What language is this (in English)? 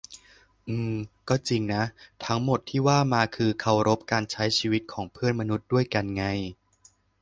Thai